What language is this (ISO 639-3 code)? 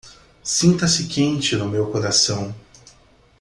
por